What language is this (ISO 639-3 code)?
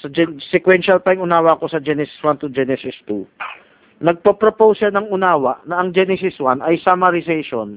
fil